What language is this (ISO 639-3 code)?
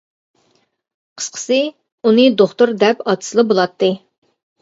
uig